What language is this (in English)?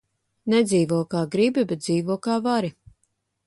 Latvian